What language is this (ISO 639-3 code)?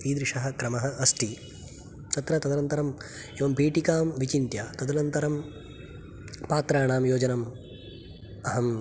san